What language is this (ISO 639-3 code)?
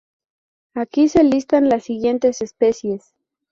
spa